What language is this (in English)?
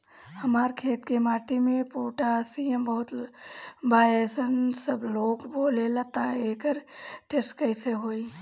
Bhojpuri